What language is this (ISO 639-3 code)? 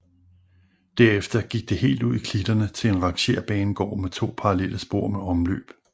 dan